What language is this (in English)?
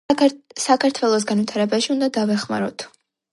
Georgian